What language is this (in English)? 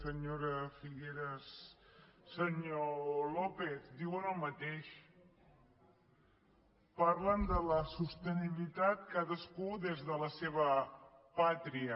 Catalan